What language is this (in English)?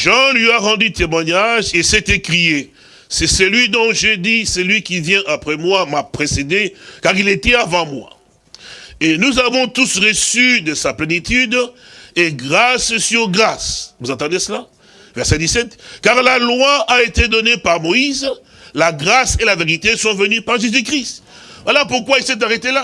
French